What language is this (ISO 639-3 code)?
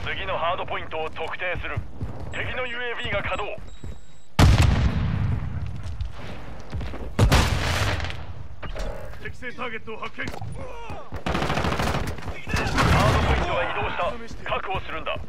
jpn